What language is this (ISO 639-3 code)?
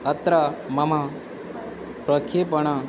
san